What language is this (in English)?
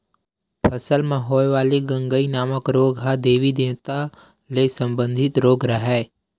Chhattisgarhi